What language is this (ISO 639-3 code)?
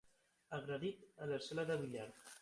cat